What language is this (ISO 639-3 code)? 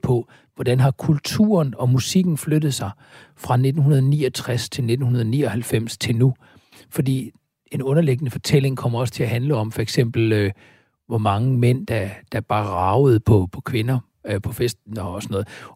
dan